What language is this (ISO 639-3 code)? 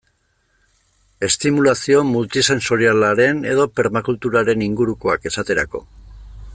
eus